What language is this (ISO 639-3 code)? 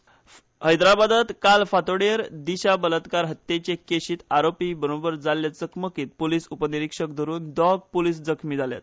kok